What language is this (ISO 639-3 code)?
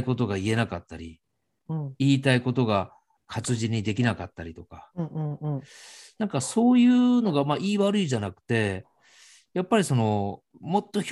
jpn